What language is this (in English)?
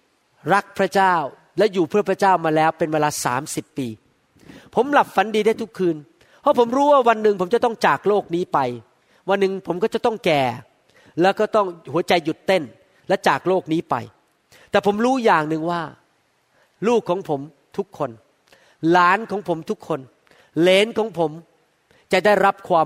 Thai